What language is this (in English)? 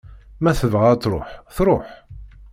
Kabyle